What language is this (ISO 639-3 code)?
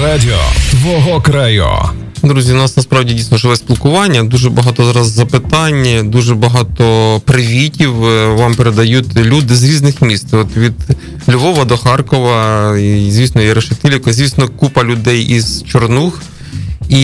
ukr